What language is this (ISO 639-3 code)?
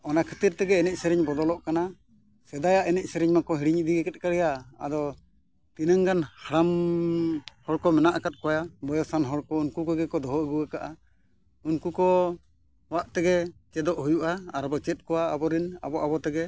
sat